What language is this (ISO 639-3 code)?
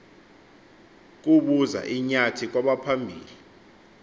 xho